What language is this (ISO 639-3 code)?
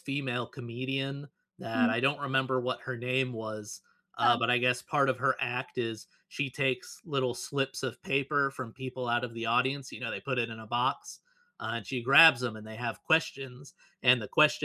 eng